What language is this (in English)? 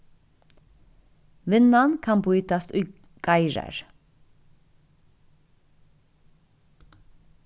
Faroese